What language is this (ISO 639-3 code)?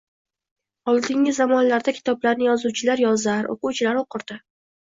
uzb